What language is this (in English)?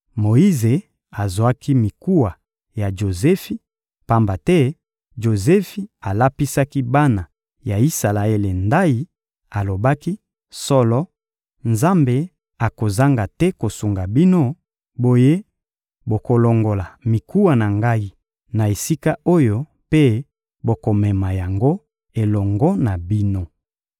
Lingala